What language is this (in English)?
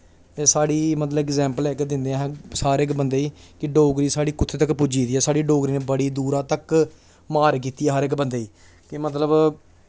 Dogri